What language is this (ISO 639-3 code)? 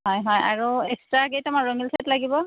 asm